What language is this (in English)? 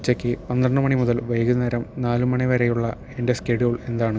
Malayalam